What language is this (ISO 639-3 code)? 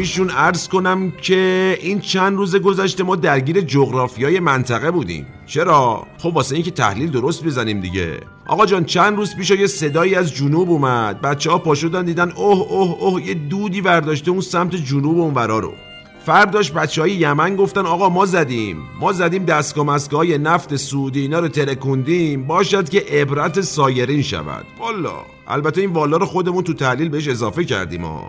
fas